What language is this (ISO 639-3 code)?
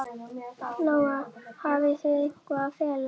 isl